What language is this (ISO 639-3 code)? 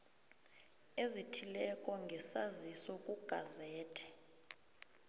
nbl